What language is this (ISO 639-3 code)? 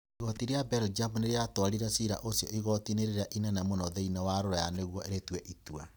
kik